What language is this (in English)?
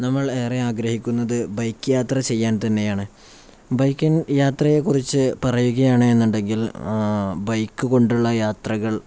Malayalam